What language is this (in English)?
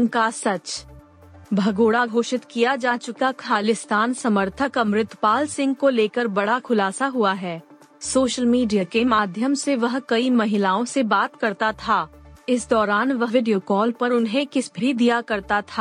Hindi